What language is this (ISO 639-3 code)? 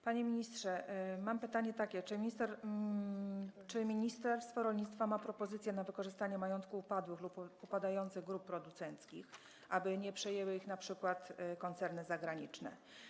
pol